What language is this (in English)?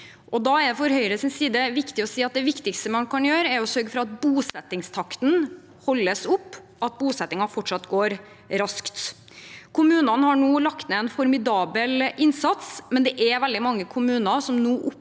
Norwegian